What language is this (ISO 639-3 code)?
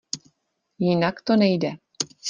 ces